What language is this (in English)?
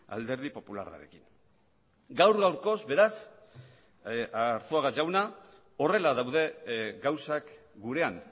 Basque